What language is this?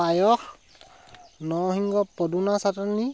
Assamese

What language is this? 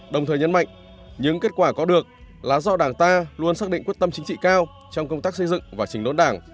Vietnamese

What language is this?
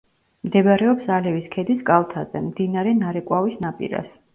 Georgian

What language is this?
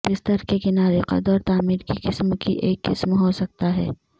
Urdu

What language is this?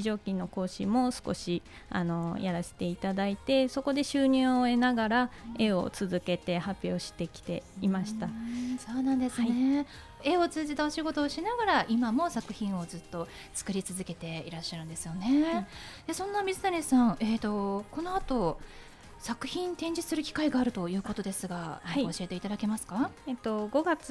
Japanese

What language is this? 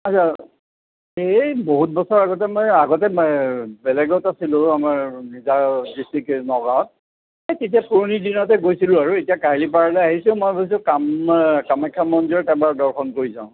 Assamese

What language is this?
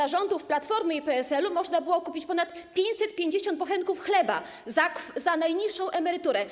Polish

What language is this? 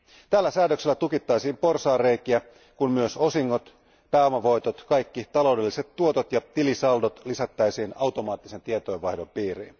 Finnish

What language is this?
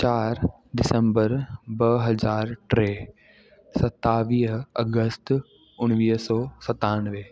Sindhi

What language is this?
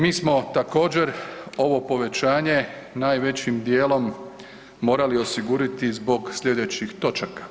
Croatian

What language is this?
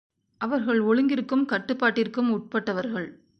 Tamil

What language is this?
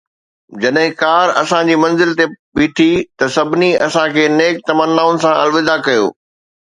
Sindhi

